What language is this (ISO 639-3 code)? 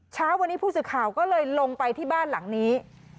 tha